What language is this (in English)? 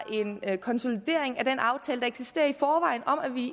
Danish